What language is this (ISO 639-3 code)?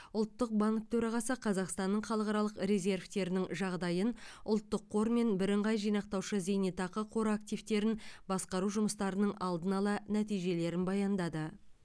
kaz